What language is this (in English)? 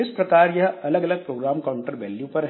Hindi